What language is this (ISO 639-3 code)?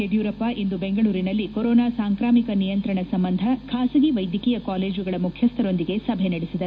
kan